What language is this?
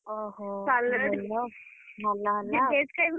Odia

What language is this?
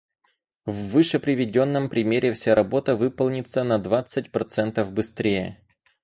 Russian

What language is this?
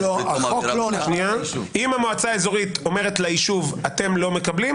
Hebrew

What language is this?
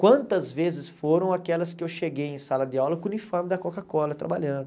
Portuguese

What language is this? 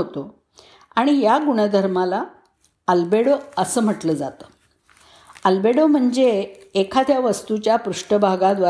Marathi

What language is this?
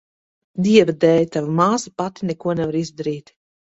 Latvian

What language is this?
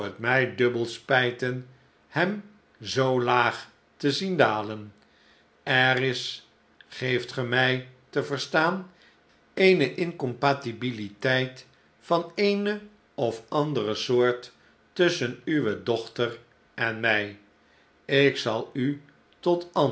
Dutch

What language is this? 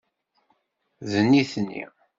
Kabyle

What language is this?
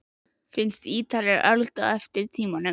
Icelandic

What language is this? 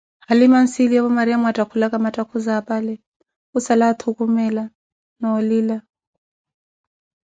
Koti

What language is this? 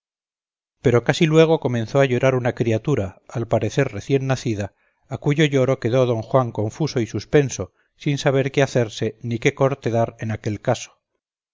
Spanish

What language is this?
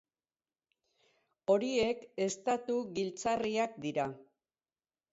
Basque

